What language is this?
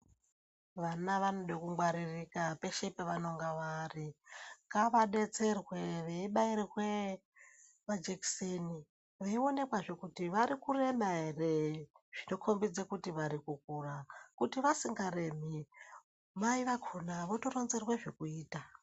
Ndau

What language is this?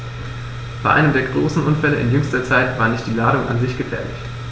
German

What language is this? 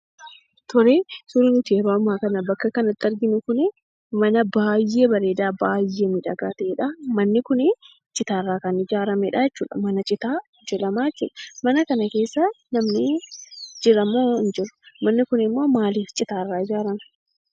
Oromo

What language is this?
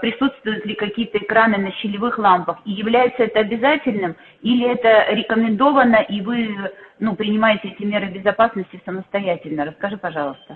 Russian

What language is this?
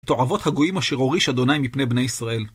Hebrew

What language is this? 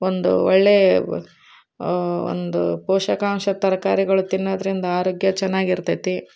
Kannada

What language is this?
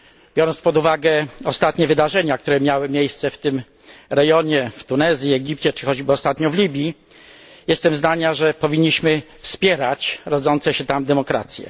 Polish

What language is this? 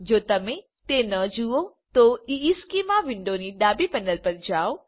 Gujarati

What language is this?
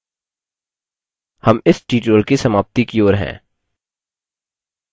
Hindi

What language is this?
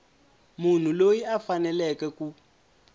Tsonga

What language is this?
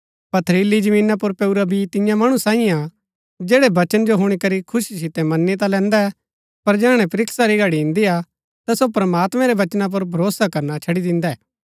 Gaddi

